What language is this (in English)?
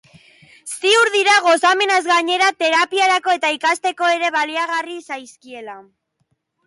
Basque